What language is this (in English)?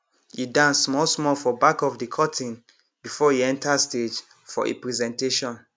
Nigerian Pidgin